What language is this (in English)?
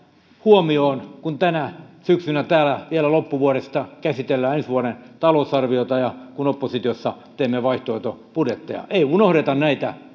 Finnish